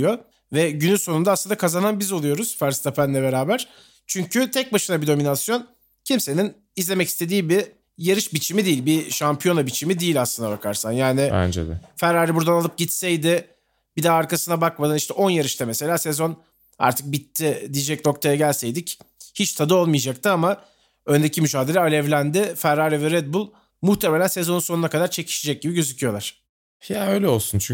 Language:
Turkish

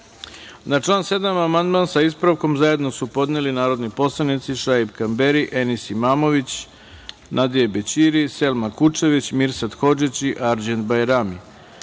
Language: Serbian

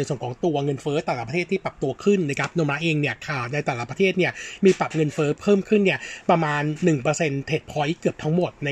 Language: Thai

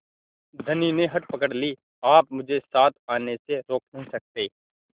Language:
Hindi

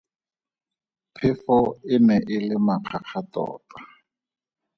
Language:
Tswana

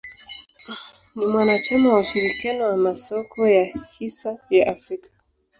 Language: Swahili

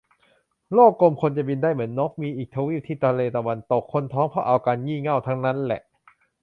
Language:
Thai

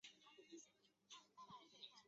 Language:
Chinese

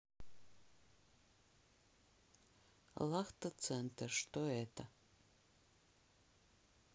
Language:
Russian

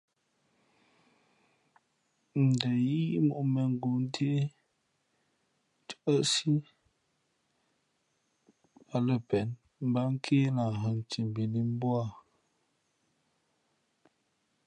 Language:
Fe'fe'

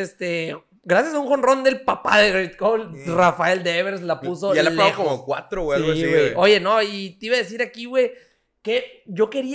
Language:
Spanish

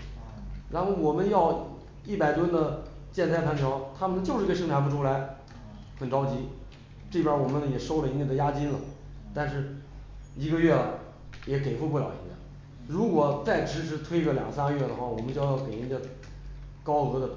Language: Chinese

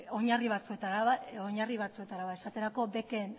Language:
Basque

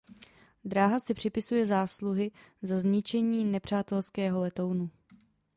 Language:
Czech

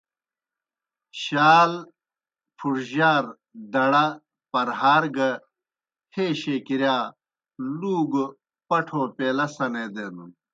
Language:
Kohistani Shina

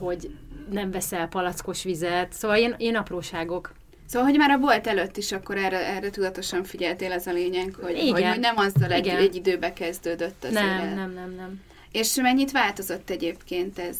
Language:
Hungarian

